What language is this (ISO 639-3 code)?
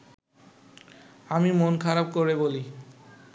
ben